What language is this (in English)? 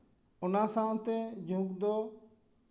Santali